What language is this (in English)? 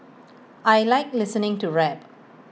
English